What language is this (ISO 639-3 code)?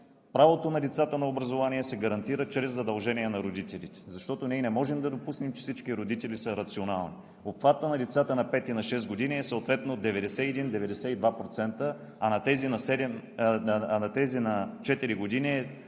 bul